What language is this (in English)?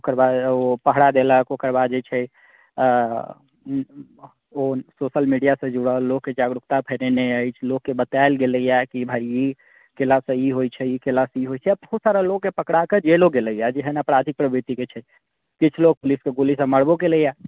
Maithili